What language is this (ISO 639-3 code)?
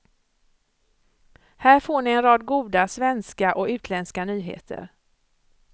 swe